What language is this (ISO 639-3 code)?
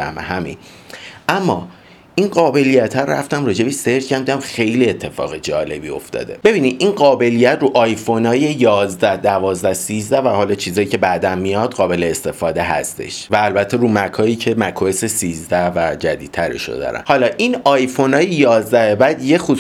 fas